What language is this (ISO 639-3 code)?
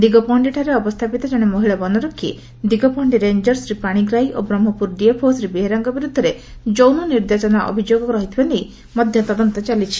ori